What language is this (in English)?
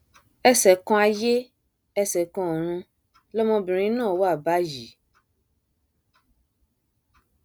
Yoruba